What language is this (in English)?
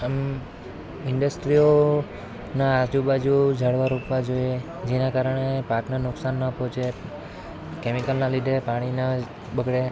Gujarati